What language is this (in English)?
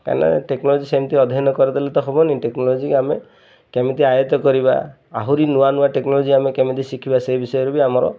Odia